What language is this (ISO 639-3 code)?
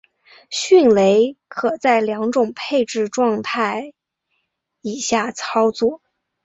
zho